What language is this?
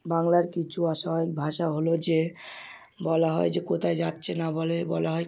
Bangla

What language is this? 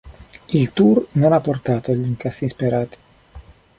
Italian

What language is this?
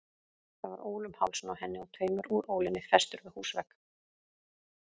Icelandic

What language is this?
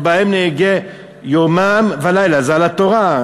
Hebrew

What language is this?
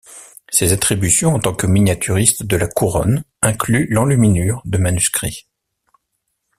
French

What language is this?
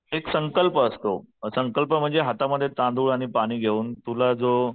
Marathi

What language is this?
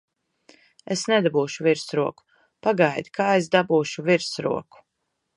Latvian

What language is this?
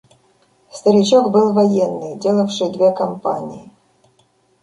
Russian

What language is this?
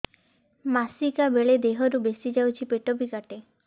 Odia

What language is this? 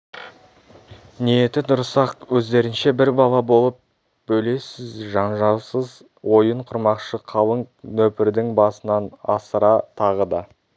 Kazakh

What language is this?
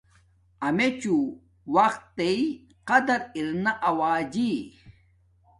Domaaki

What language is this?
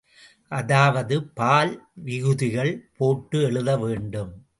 Tamil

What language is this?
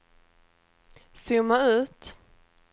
Swedish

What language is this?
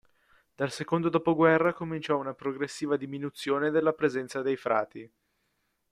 Italian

